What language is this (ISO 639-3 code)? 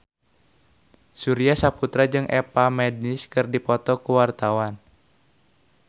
sun